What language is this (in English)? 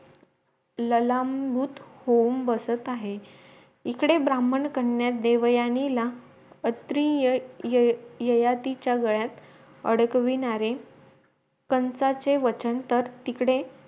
Marathi